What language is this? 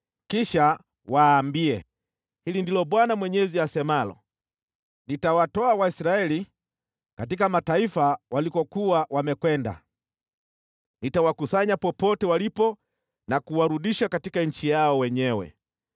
Swahili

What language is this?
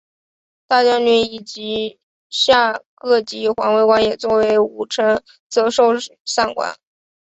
Chinese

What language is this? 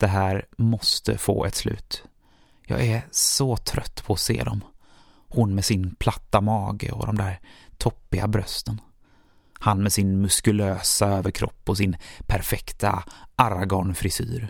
Swedish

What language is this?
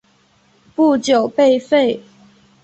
Chinese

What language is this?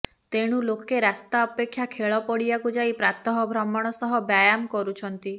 Odia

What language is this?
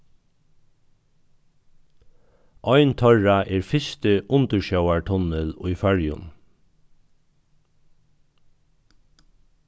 Faroese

